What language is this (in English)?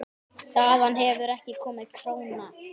Icelandic